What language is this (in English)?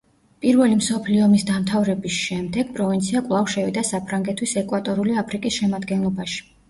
Georgian